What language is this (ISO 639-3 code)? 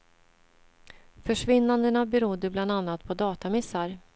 swe